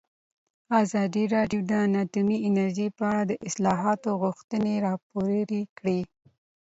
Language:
Pashto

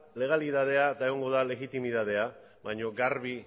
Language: Basque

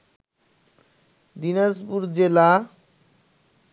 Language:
Bangla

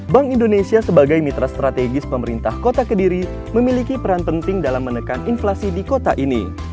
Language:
Indonesian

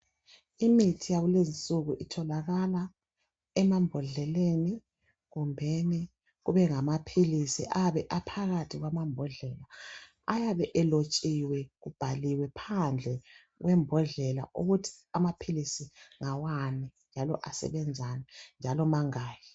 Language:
North Ndebele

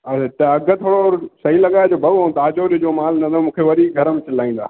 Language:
Sindhi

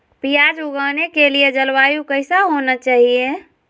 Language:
Magahi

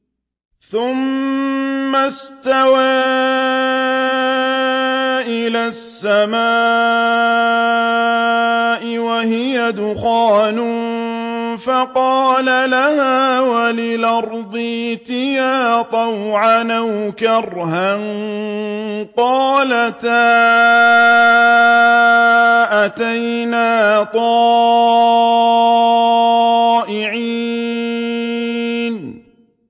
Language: Arabic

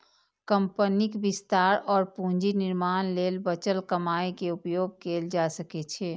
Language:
Maithili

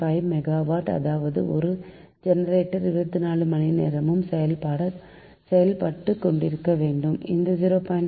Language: Tamil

